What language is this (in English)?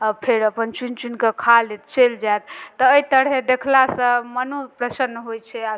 Maithili